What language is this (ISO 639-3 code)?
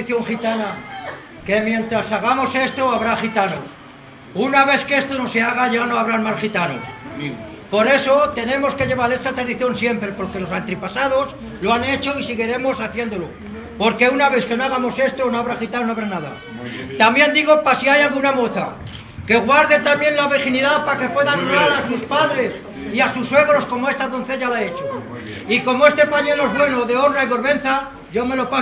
spa